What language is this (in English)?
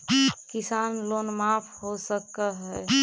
Magahi